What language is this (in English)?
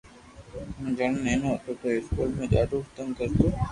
Loarki